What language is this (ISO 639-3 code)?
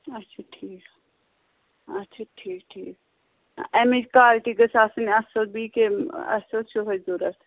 kas